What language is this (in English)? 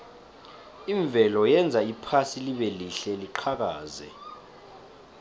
South Ndebele